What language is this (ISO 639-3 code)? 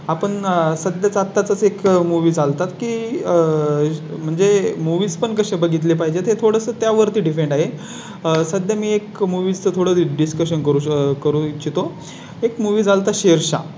mar